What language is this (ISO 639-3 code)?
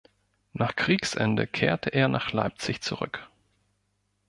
deu